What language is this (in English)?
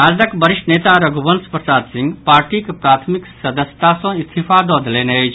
Maithili